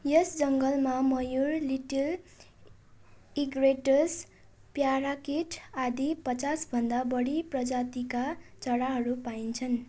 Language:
Nepali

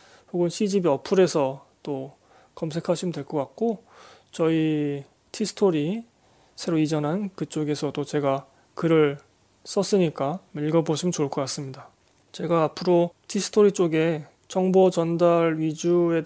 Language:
Korean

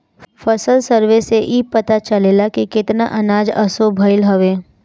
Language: Bhojpuri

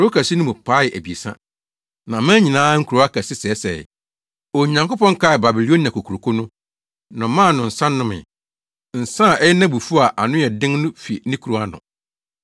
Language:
Akan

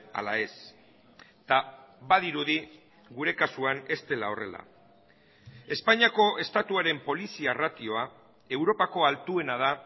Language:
Basque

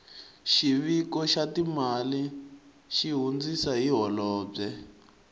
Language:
Tsonga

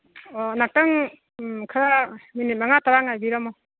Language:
Manipuri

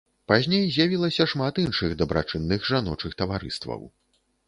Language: Belarusian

